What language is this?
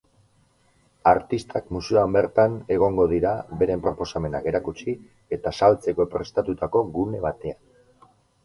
Basque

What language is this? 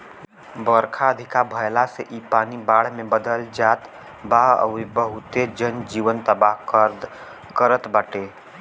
Bhojpuri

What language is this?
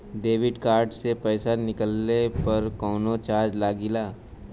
Bhojpuri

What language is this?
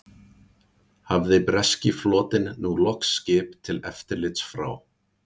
Icelandic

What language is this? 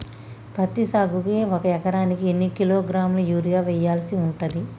Telugu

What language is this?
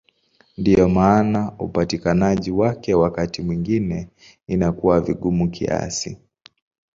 Swahili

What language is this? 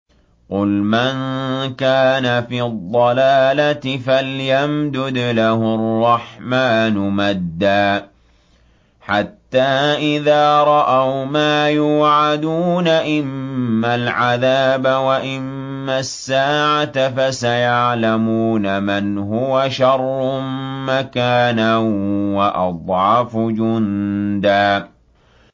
Arabic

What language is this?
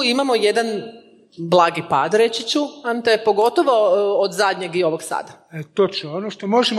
Croatian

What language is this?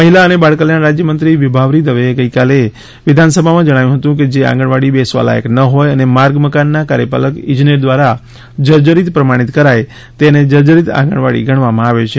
Gujarati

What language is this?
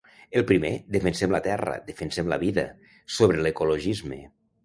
Catalan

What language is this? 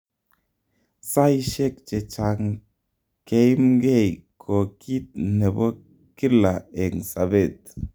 Kalenjin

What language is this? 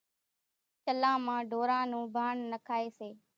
Kachi Koli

